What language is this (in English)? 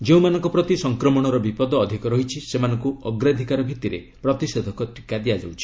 Odia